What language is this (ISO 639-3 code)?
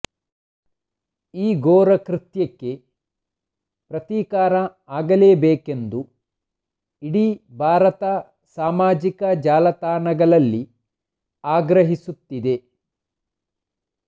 kan